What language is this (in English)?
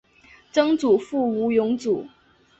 Chinese